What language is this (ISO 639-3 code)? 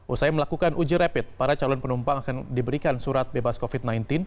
ind